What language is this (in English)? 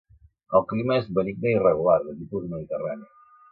Catalan